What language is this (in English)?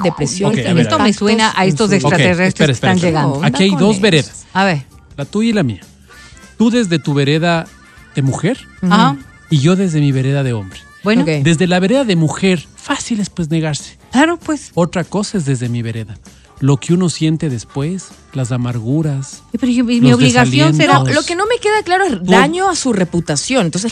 Spanish